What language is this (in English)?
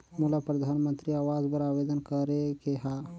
Chhattisgarhi